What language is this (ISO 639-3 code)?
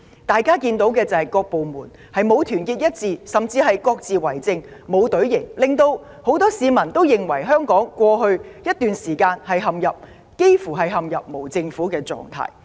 yue